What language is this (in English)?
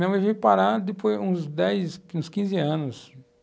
Portuguese